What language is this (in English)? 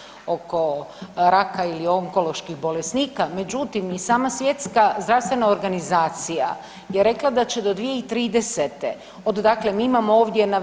Croatian